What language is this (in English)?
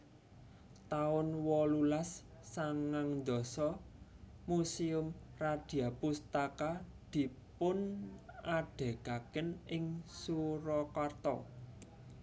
Javanese